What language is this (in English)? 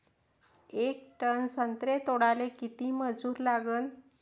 Marathi